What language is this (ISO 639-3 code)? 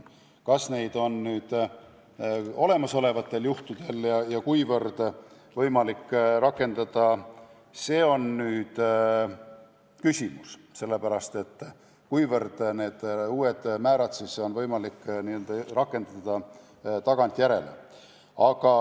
est